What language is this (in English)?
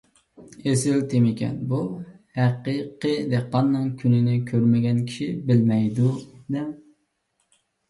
Uyghur